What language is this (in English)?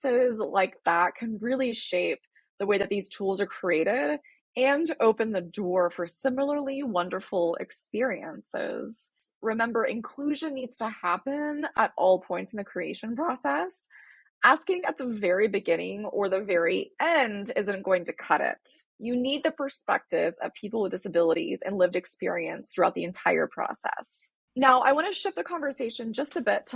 English